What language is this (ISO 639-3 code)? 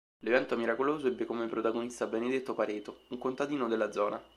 ita